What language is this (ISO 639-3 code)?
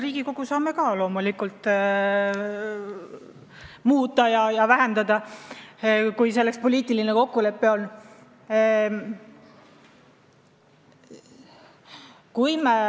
est